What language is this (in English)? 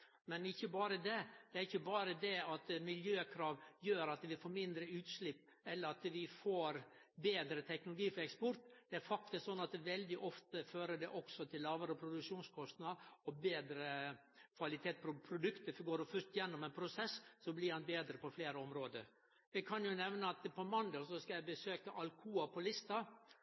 Norwegian Nynorsk